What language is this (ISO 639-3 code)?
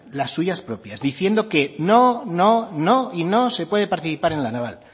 spa